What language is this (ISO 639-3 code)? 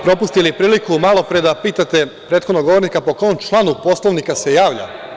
srp